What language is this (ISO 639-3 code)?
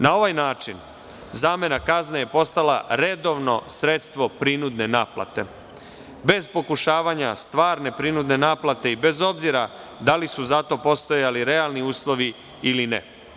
srp